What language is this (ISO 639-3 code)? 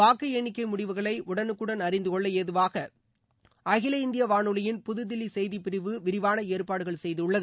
tam